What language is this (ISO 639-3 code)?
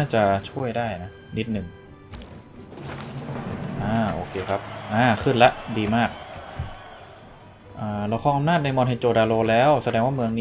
tha